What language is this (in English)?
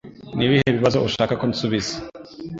Kinyarwanda